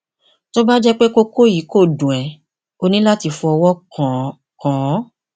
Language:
Yoruba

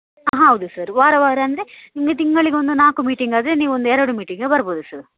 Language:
Kannada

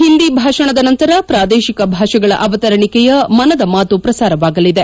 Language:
Kannada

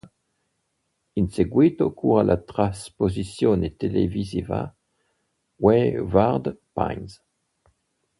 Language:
Italian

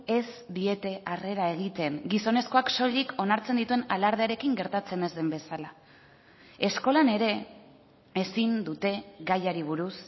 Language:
Basque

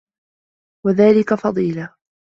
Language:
Arabic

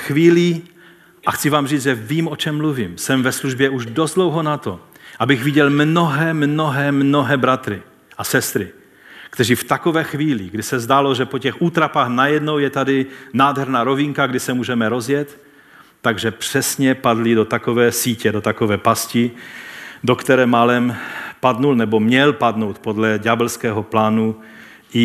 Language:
Czech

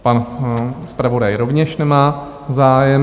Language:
Czech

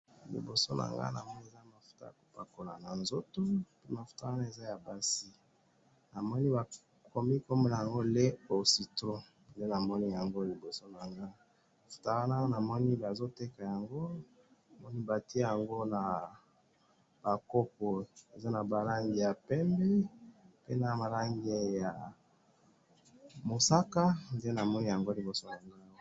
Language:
Lingala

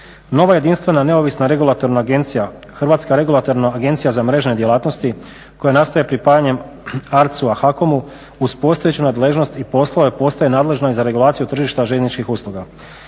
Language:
Croatian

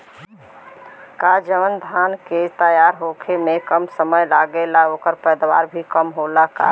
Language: Bhojpuri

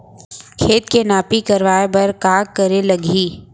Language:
Chhattisgarhi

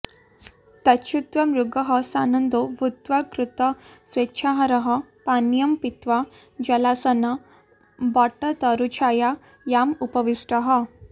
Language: Sanskrit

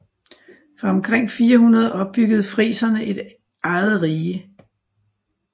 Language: Danish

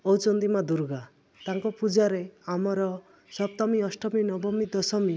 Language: Odia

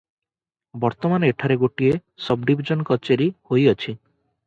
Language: Odia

